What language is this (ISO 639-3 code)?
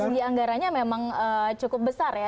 ind